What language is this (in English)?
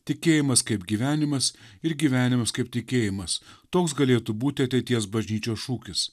Lithuanian